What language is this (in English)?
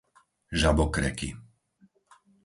Slovak